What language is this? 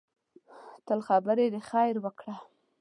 Pashto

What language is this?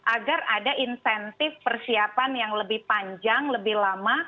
Indonesian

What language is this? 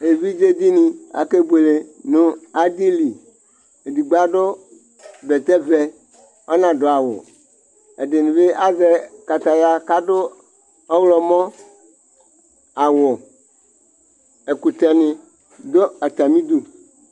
Ikposo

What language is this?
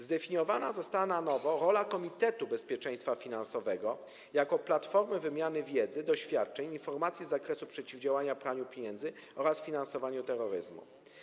Polish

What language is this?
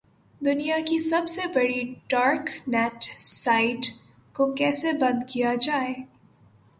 Urdu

